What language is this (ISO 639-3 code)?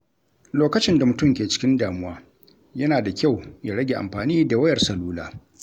hau